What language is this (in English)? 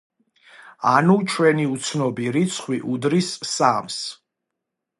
Georgian